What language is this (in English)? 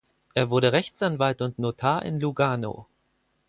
German